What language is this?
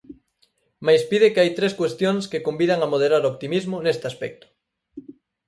Galician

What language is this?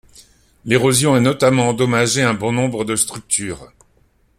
French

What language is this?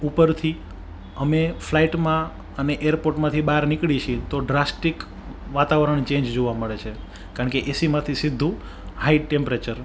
Gujarati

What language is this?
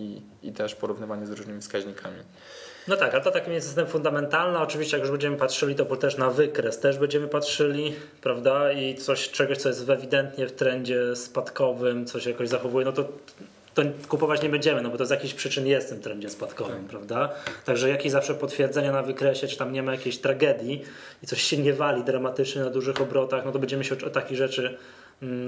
Polish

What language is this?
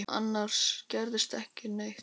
Icelandic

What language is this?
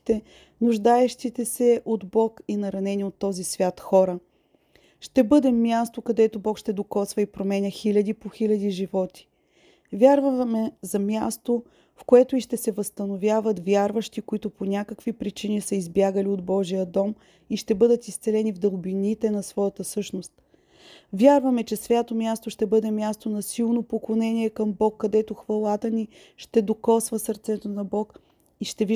Bulgarian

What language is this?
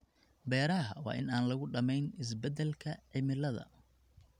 Somali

